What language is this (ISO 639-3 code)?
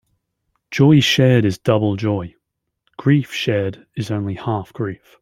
eng